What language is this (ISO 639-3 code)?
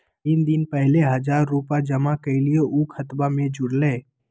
mag